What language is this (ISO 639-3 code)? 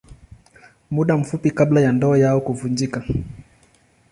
swa